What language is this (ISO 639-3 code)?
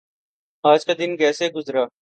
urd